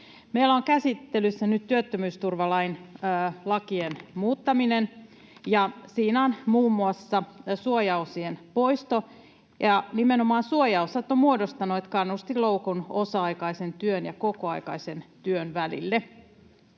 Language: Finnish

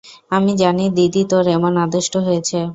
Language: Bangla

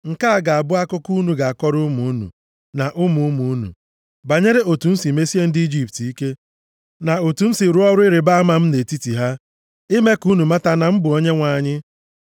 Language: Igbo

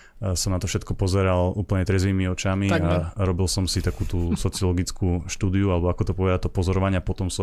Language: Slovak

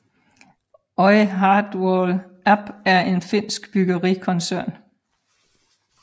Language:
Danish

